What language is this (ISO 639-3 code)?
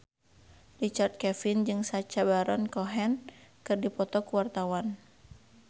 sun